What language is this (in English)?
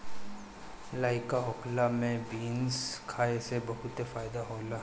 Bhojpuri